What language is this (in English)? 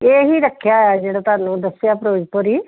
Punjabi